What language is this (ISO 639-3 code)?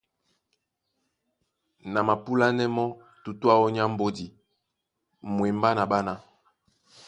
dua